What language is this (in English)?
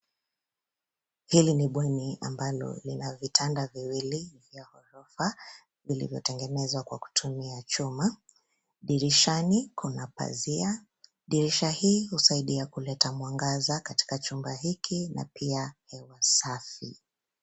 Swahili